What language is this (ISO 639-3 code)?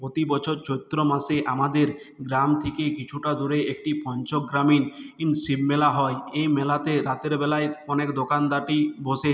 ben